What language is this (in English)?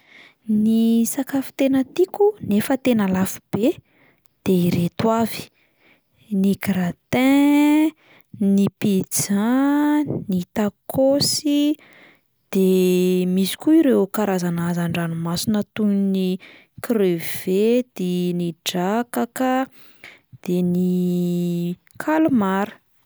Malagasy